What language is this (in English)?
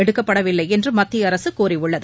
Tamil